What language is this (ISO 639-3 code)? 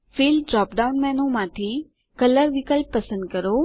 guj